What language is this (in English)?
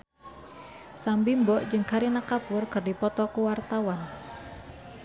Sundanese